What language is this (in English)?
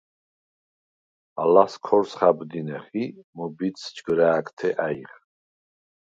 Svan